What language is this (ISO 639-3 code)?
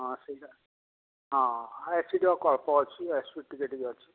ori